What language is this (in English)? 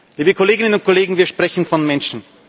German